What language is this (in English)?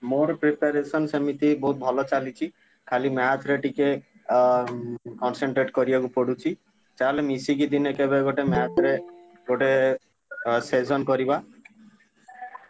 Odia